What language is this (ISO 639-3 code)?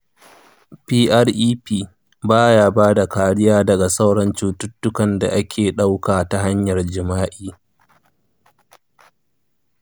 hau